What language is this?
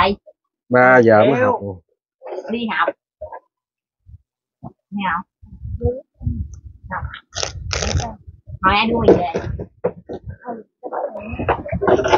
Vietnamese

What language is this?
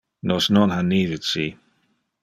Interlingua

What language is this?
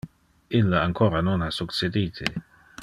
Interlingua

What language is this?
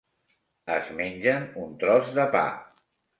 Catalan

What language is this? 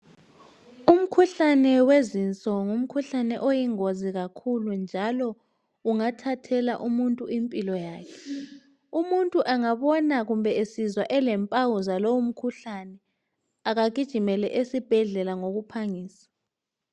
North Ndebele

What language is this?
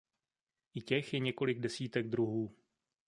Czech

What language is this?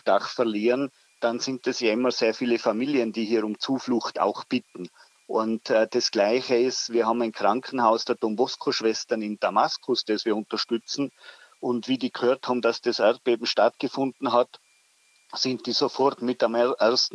German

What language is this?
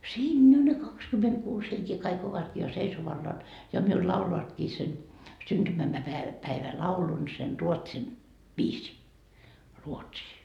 Finnish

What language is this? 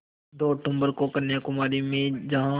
Hindi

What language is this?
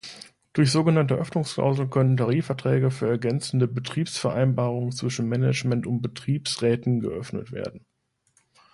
German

